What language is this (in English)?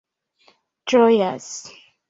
Esperanto